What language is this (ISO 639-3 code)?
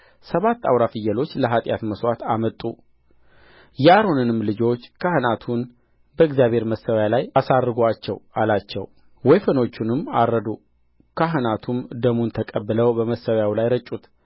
amh